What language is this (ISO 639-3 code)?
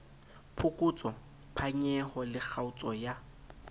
sot